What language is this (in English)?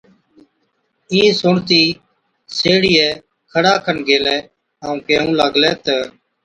Od